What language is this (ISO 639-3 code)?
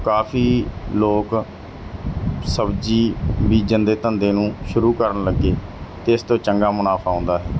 pan